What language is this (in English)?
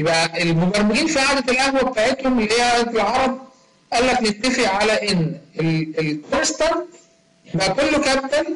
Arabic